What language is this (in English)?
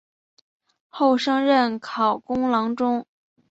Chinese